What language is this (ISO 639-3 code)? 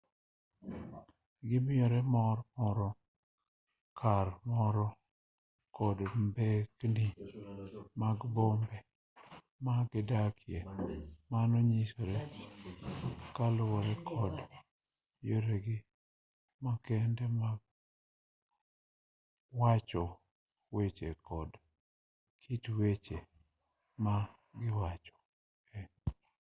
luo